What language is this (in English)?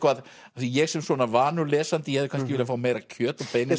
Icelandic